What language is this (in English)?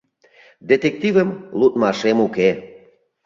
Mari